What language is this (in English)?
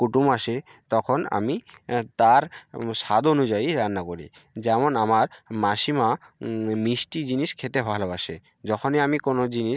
Bangla